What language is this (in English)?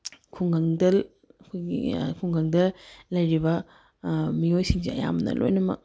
Manipuri